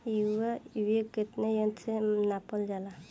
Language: Bhojpuri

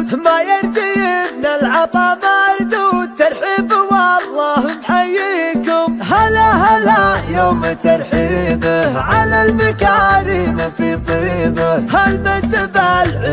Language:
Arabic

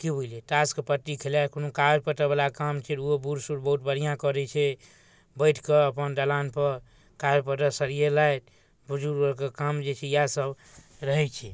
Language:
Maithili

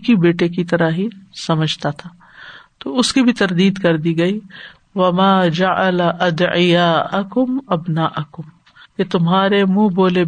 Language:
Urdu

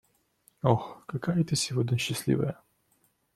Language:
Russian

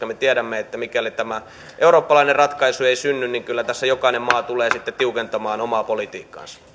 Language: Finnish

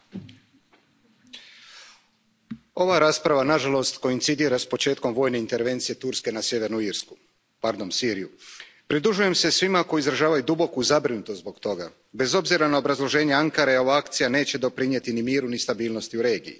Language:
Croatian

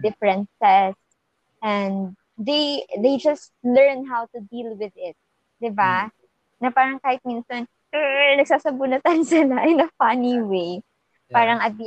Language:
Filipino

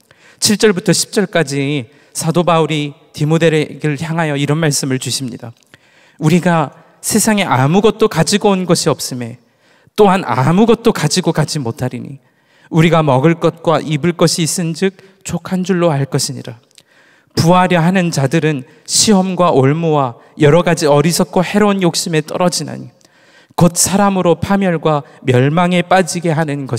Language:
Korean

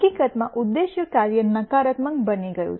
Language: Gujarati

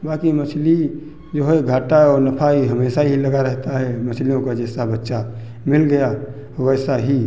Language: Hindi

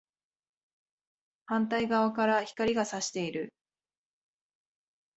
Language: Japanese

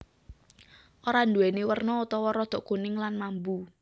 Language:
Javanese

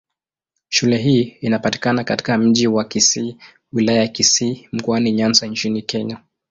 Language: Swahili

